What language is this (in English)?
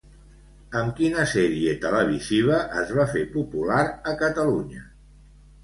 Catalan